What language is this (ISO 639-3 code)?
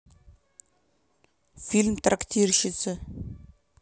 rus